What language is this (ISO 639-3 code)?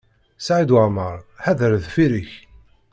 kab